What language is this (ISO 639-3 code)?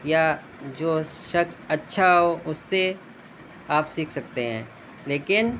urd